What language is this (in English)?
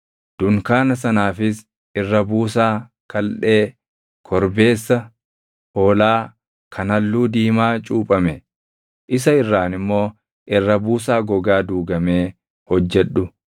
Oromo